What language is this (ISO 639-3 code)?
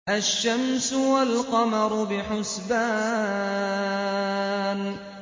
ara